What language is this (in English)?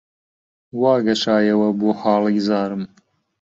Central Kurdish